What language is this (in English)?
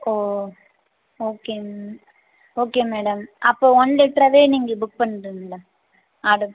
Tamil